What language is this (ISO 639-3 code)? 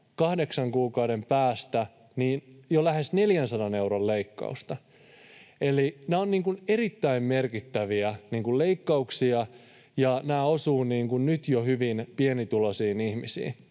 fin